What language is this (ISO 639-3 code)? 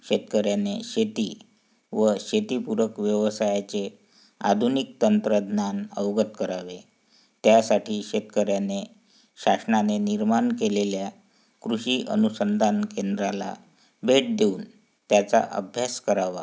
mar